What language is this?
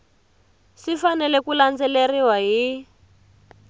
Tsonga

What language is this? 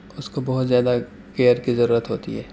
Urdu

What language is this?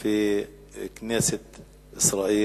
Hebrew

